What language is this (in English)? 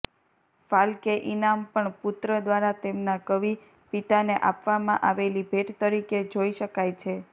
Gujarati